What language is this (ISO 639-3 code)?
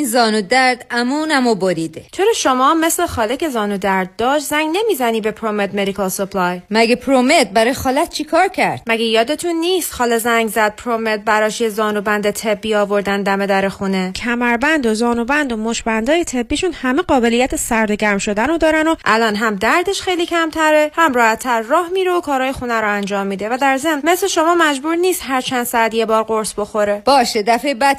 fas